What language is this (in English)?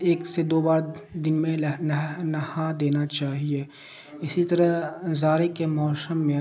Urdu